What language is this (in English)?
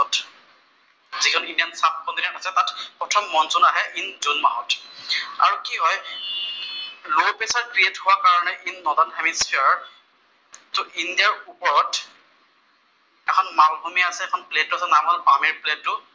Assamese